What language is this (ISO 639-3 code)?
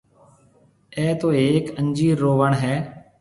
mve